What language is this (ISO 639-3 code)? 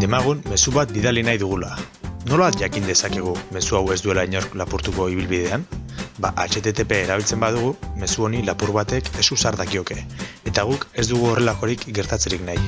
eus